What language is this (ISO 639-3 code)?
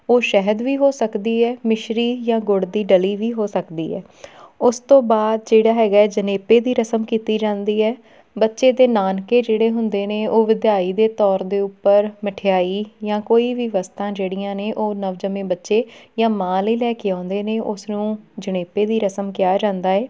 pan